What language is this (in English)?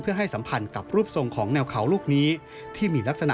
Thai